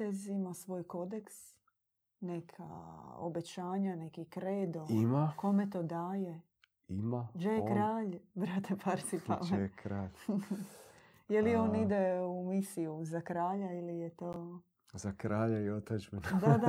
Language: Croatian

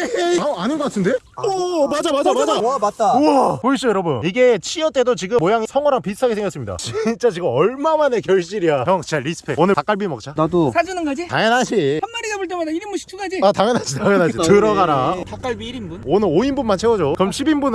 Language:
Korean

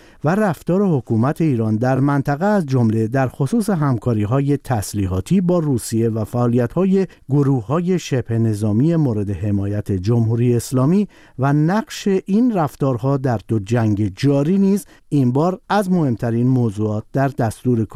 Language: Persian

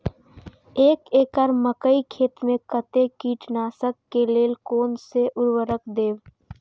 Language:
Maithili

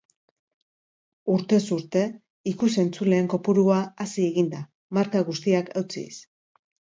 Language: Basque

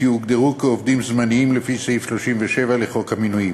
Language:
Hebrew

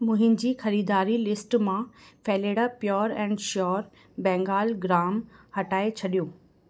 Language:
Sindhi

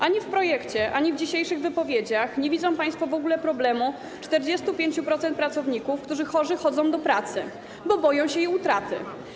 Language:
Polish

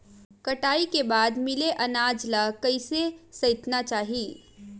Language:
Chhattisgarhi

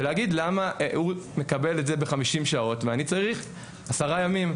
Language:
Hebrew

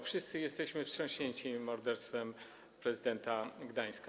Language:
Polish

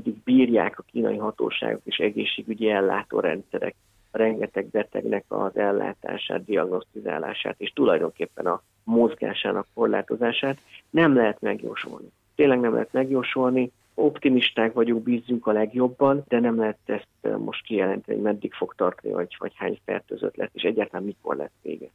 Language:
Hungarian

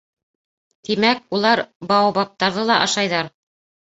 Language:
Bashkir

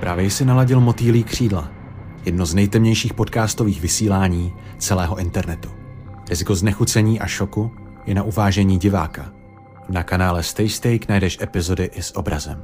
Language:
Czech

